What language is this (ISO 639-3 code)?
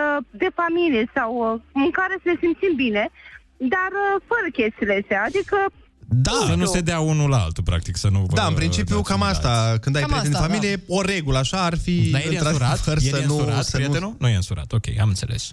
ron